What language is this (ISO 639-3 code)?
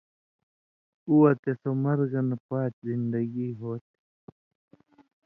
mvy